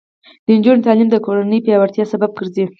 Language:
Pashto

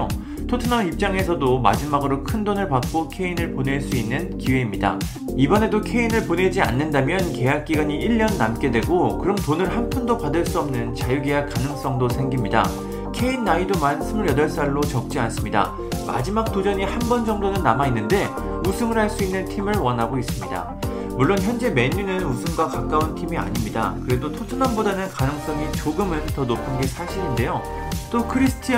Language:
Korean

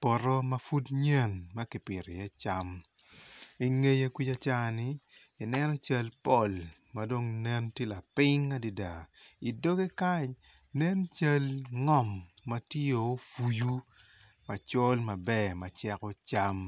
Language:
Acoli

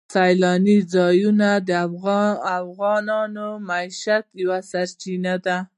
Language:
Pashto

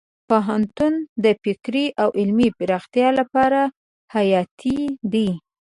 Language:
Pashto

